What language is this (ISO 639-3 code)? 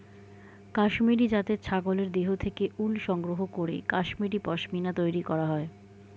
ben